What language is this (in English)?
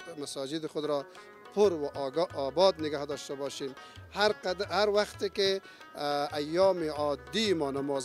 Arabic